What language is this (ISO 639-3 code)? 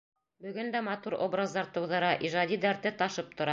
bak